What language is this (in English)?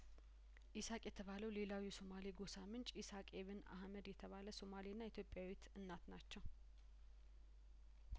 Amharic